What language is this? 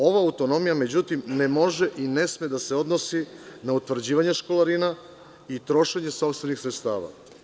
Serbian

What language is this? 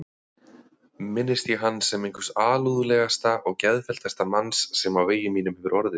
Icelandic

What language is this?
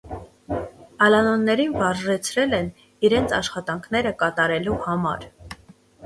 Armenian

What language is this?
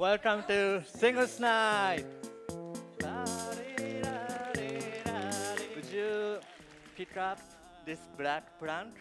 Turkish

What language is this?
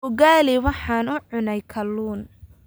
Somali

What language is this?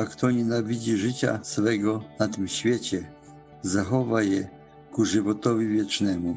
Polish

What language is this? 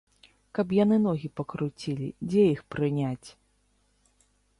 Belarusian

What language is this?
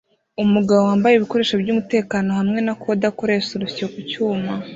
Kinyarwanda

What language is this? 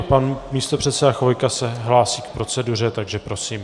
Czech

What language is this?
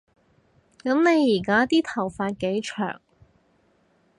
Cantonese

